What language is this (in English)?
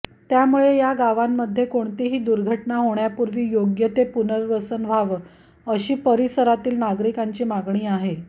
Marathi